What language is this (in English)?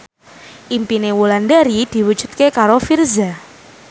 Javanese